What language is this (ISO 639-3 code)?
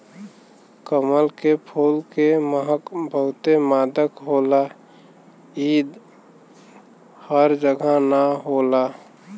bho